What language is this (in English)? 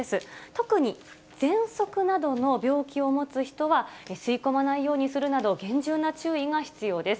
Japanese